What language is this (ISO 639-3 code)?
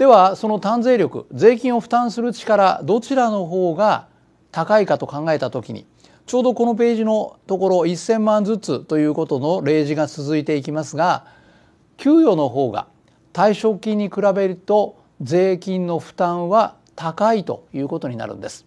jpn